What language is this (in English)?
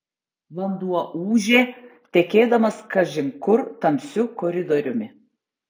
Lithuanian